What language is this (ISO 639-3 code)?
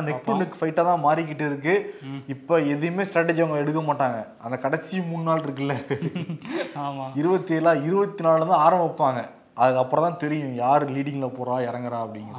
tam